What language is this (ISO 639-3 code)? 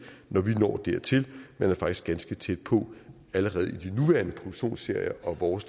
dan